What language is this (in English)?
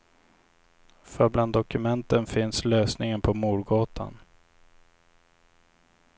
Swedish